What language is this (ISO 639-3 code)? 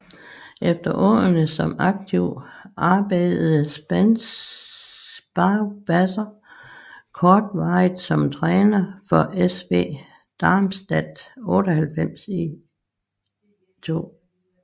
dan